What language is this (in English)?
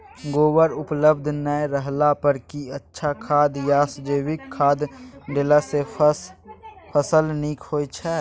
Maithili